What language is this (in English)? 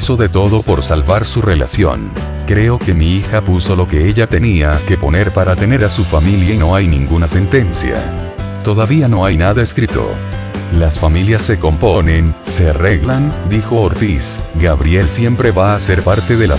Spanish